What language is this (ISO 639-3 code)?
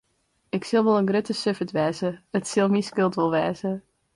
fry